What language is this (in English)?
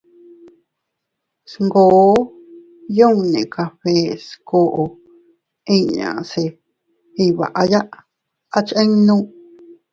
Teutila Cuicatec